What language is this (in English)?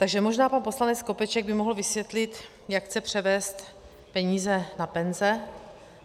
Czech